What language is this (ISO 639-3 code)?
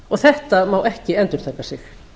isl